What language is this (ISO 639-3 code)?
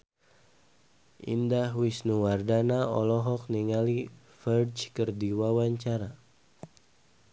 sun